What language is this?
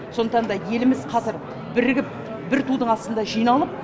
Kazakh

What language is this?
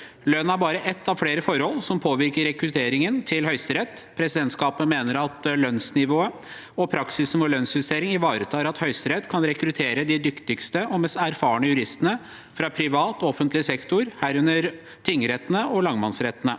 Norwegian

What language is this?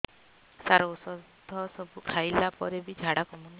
Odia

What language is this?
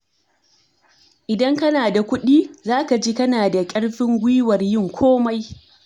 Hausa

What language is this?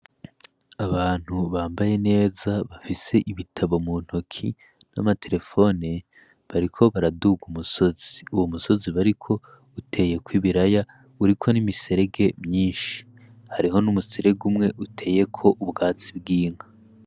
Rundi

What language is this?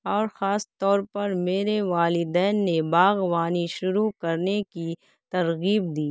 Urdu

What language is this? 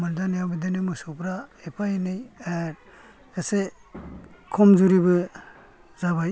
Bodo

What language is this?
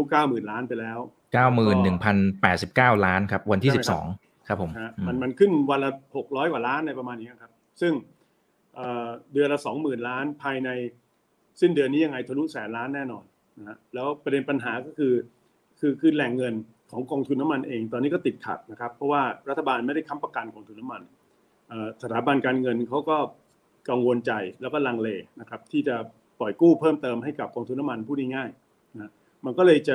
Thai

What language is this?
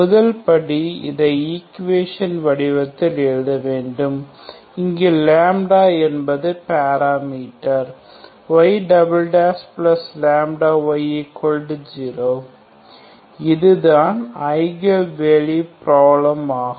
Tamil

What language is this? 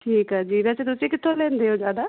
Punjabi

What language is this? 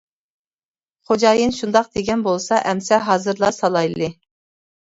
Uyghur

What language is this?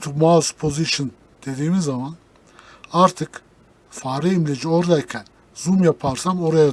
Turkish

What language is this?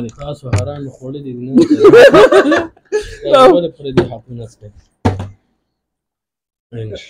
Arabic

